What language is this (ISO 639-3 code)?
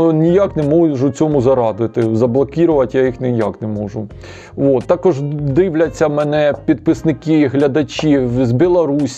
ukr